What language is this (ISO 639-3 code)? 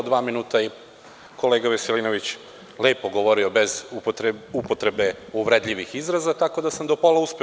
srp